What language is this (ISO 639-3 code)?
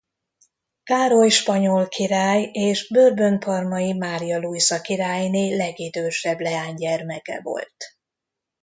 hun